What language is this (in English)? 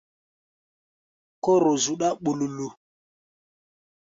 Gbaya